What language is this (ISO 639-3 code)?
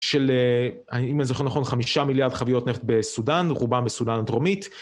heb